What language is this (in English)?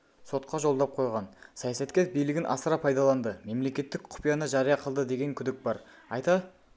Kazakh